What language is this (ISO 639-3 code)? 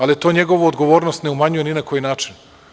srp